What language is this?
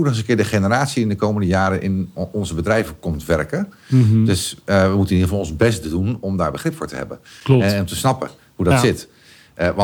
Dutch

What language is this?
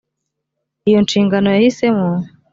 Kinyarwanda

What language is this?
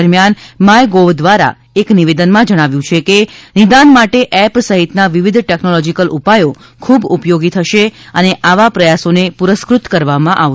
Gujarati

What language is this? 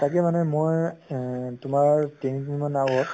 Assamese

